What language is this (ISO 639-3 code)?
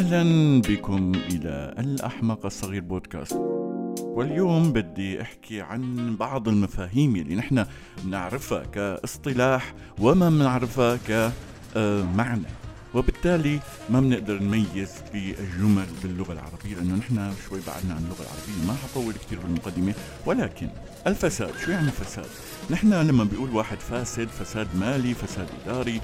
ara